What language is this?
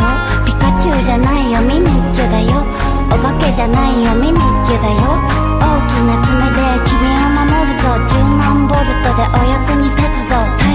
Japanese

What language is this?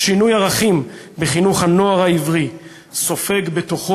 Hebrew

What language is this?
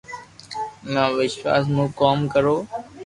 Loarki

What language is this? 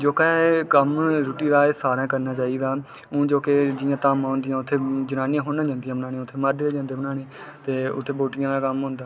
Dogri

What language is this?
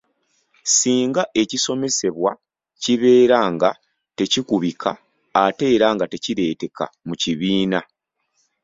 Ganda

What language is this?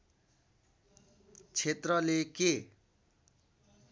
Nepali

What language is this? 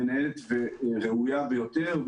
Hebrew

